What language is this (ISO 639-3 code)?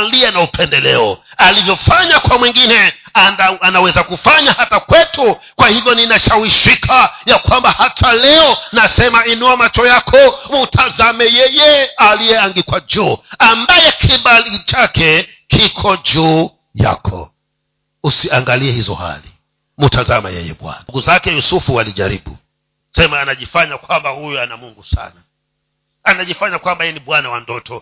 swa